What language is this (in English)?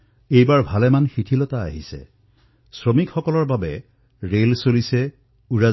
Assamese